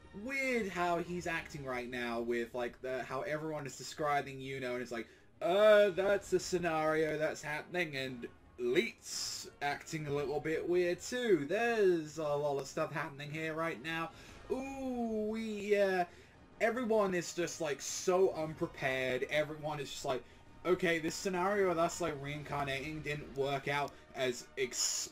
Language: English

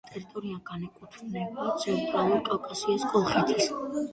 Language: Georgian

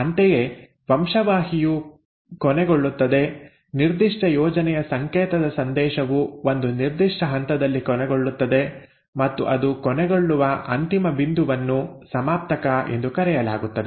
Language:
Kannada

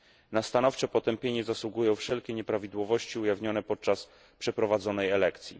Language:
Polish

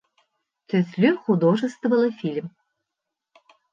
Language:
Bashkir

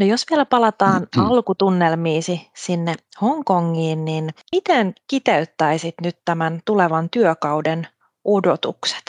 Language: Finnish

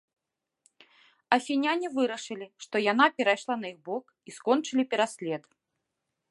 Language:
Belarusian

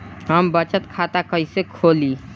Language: Bhojpuri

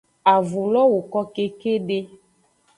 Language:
Aja (Benin)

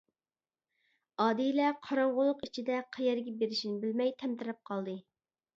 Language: Uyghur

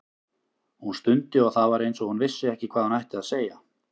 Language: Icelandic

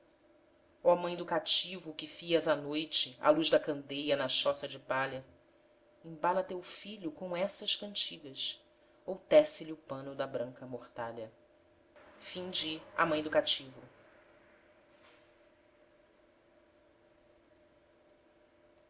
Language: Portuguese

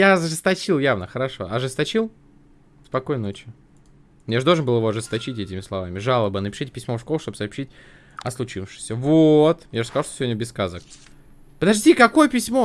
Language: Russian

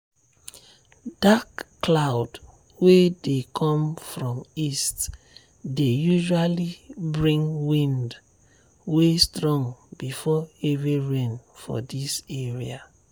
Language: Nigerian Pidgin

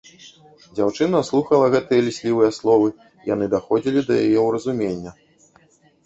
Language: Belarusian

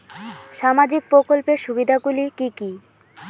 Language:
Bangla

